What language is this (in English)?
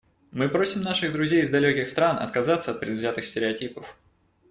Russian